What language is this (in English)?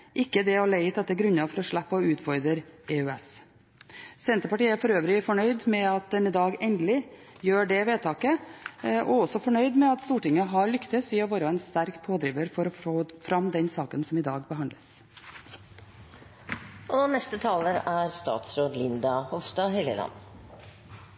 Norwegian Bokmål